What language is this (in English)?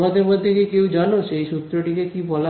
Bangla